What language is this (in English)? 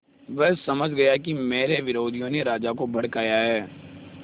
Hindi